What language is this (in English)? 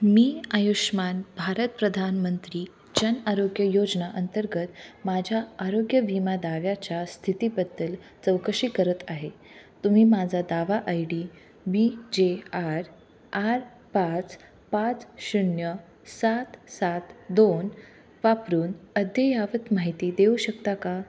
Marathi